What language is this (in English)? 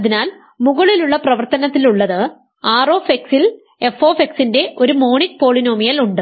Malayalam